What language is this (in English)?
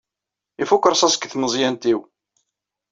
Kabyle